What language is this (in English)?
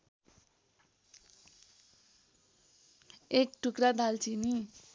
Nepali